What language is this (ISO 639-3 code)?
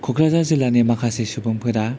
brx